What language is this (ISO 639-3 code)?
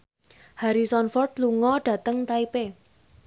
jav